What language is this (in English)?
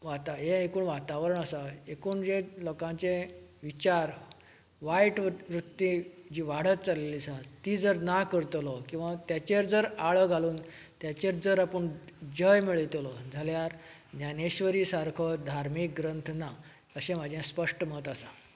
Konkani